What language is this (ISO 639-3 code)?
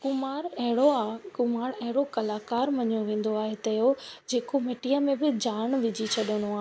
snd